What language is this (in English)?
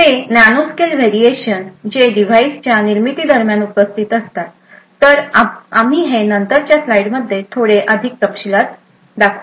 Marathi